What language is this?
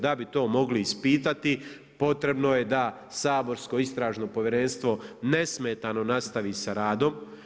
Croatian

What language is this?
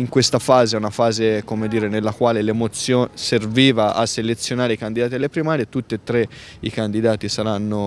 Italian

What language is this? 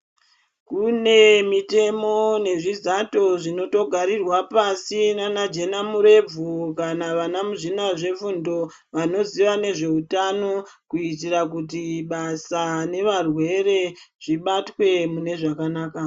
Ndau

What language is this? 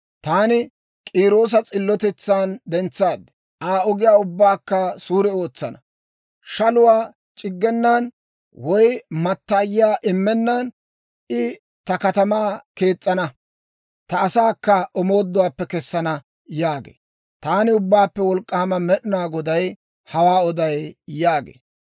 Dawro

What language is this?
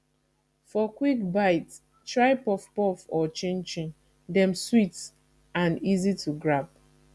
Nigerian Pidgin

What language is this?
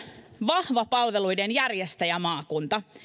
Finnish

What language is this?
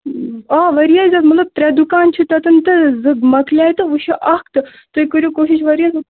Kashmiri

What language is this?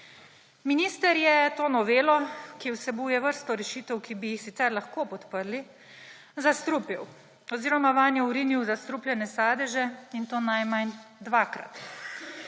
Slovenian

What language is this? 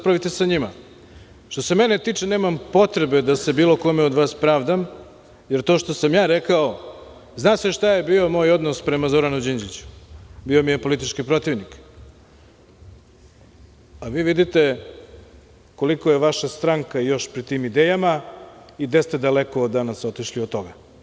Serbian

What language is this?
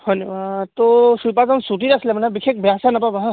Assamese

